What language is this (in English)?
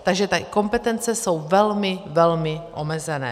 Czech